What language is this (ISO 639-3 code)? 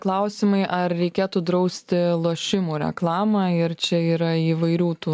lit